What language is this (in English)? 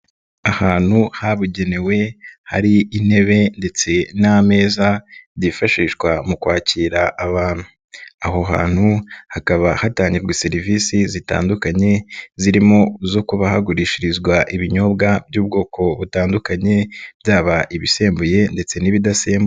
Kinyarwanda